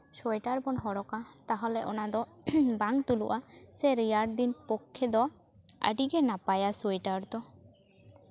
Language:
Santali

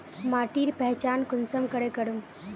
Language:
Magahi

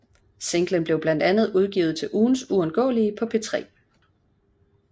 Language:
Danish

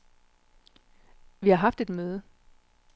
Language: Danish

